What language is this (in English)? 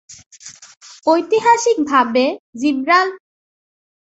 Bangla